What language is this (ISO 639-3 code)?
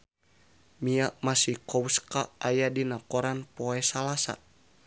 sun